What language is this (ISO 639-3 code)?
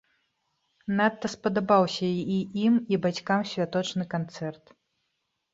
bel